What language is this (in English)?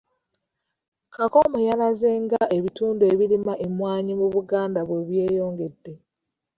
Ganda